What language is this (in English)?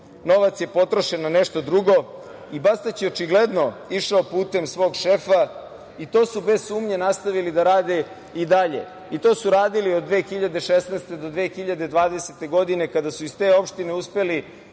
Serbian